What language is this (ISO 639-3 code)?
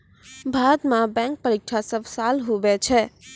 mai